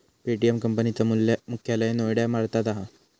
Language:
Marathi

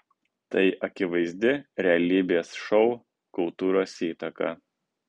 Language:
Lithuanian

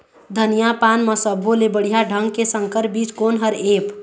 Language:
Chhattisgarhi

